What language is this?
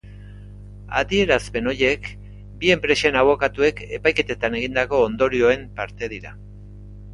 Basque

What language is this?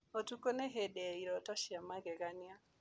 Kikuyu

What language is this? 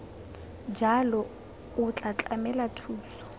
Tswana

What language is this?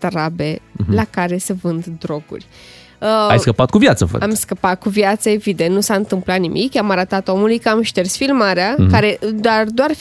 Romanian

